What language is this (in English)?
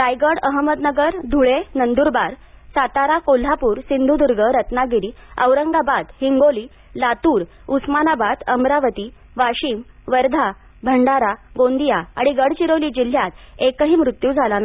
Marathi